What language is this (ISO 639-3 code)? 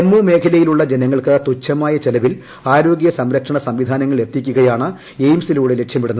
mal